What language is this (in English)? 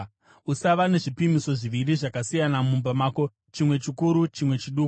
Shona